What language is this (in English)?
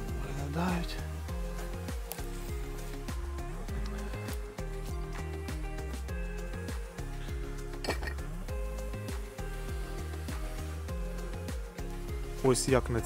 Ukrainian